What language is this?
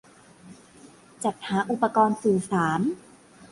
Thai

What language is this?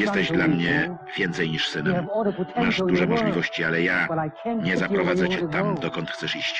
Polish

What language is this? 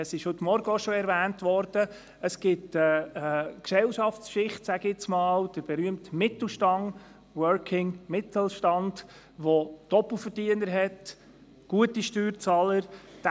Swiss German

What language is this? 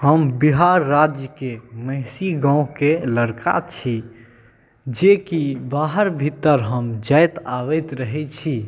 Maithili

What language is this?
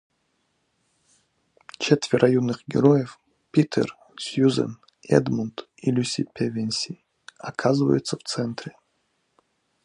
Russian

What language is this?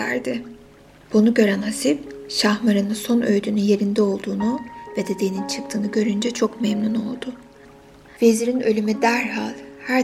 Turkish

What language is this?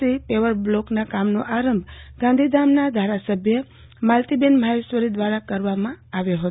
Gujarati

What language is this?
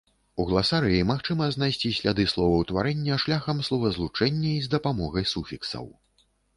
Belarusian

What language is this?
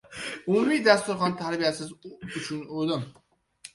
Uzbek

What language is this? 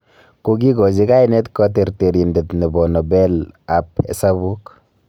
Kalenjin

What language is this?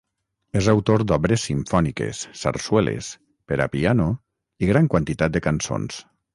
Catalan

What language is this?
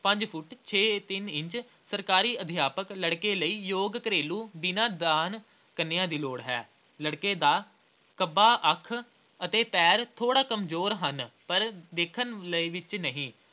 Punjabi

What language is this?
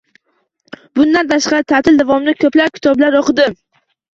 Uzbek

